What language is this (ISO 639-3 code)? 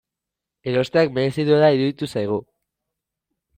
eus